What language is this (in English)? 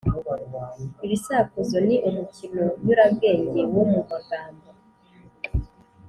Kinyarwanda